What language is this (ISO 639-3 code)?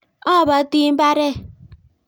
kln